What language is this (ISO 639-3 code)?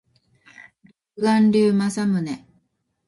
jpn